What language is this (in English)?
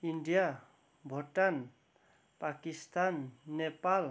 Nepali